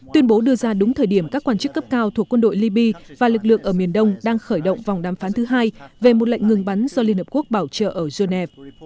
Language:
Vietnamese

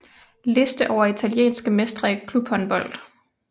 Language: Danish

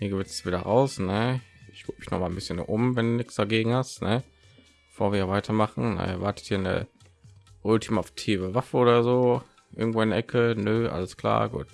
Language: German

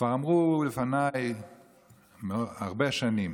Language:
Hebrew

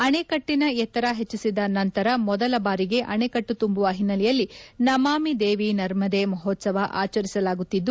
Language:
Kannada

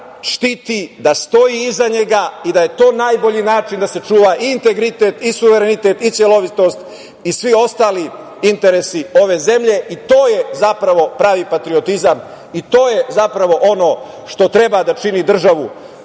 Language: Serbian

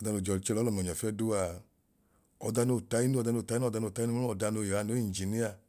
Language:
Idoma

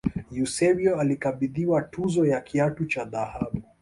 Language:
Swahili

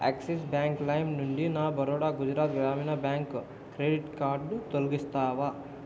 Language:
Telugu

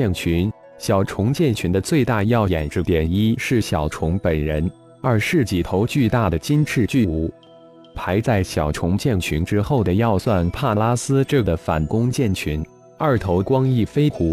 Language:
Chinese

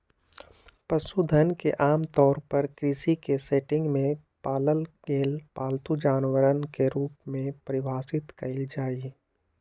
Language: Magahi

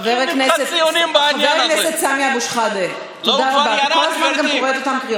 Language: Hebrew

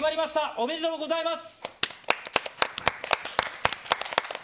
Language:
Japanese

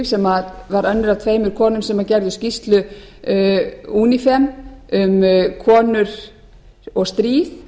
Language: Icelandic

